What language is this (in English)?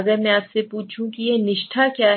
Hindi